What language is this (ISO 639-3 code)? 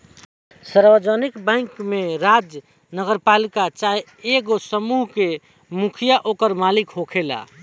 bho